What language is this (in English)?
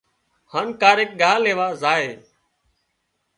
Wadiyara Koli